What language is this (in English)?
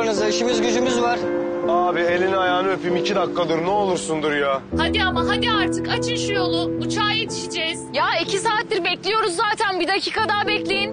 Turkish